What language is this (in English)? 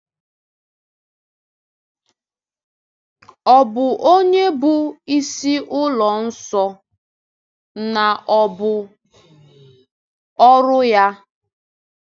Igbo